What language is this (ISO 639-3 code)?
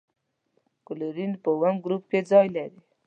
pus